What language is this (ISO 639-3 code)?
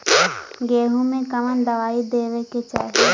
bho